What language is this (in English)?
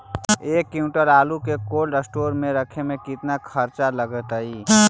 Magahi